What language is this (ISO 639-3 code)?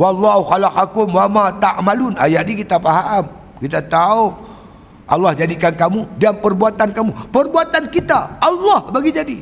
msa